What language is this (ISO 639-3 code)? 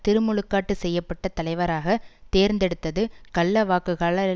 tam